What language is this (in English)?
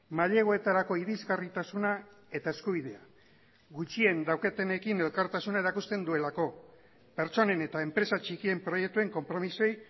Basque